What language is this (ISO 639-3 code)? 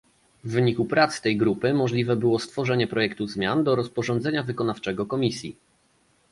pol